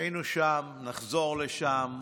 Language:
Hebrew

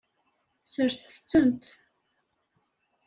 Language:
Kabyle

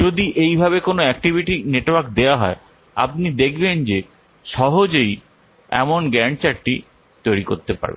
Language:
Bangla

